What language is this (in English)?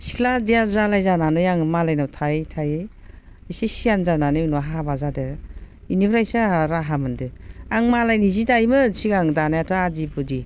Bodo